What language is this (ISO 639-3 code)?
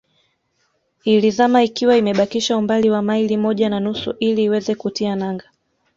swa